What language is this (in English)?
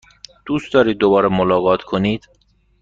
Persian